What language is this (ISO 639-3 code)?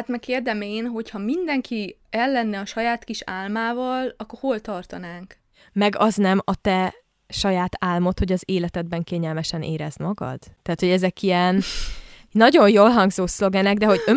hun